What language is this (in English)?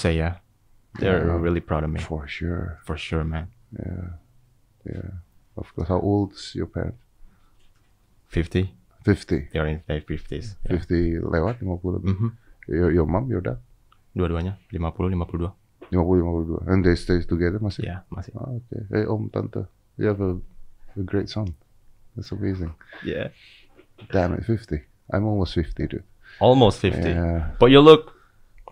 Indonesian